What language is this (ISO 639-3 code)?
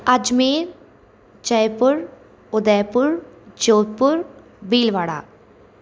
snd